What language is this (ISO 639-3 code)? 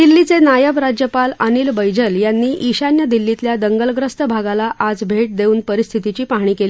mar